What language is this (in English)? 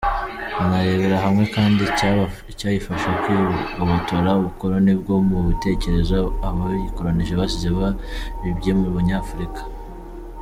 Kinyarwanda